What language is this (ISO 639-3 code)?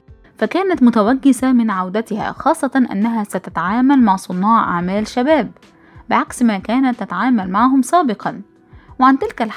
ara